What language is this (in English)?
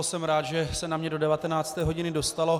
Czech